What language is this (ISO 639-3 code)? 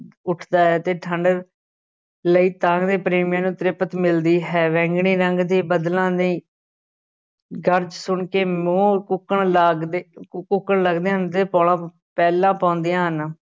pan